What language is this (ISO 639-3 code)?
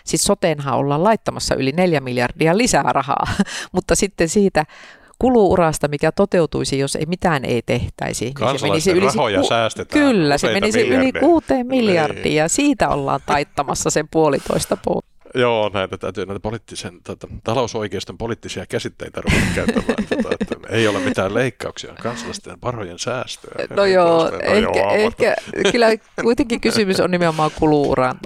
fin